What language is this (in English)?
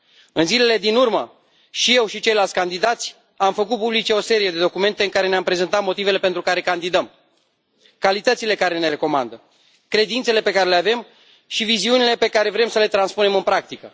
Romanian